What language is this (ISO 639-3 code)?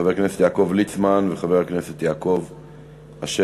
heb